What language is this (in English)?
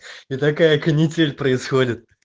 Russian